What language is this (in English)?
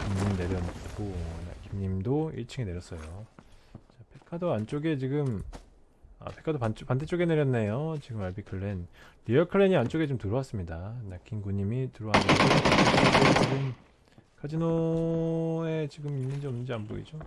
Korean